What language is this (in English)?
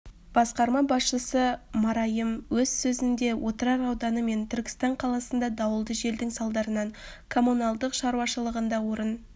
Kazakh